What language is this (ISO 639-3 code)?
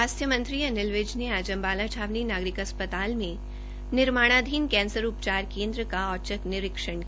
hin